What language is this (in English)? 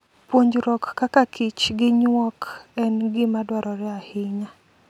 Luo (Kenya and Tanzania)